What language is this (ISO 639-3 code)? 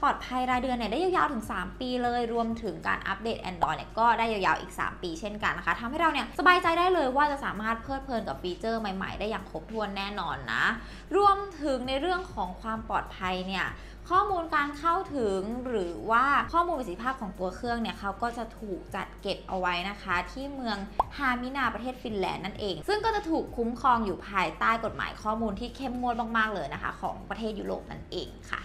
tha